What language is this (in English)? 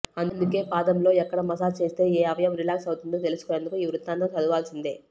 Telugu